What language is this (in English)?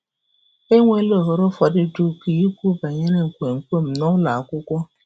Igbo